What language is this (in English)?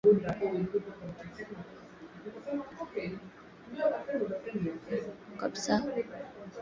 Swahili